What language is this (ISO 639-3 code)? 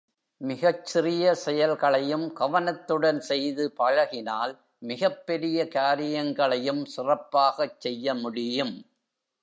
tam